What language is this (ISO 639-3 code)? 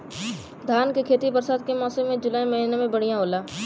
bho